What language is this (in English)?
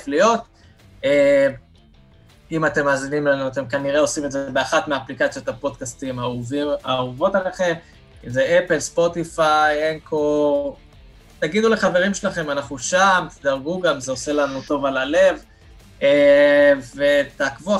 Hebrew